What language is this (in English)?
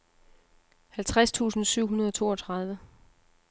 Danish